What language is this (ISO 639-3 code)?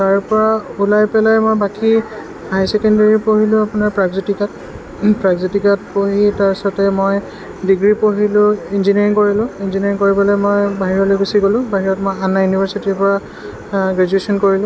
asm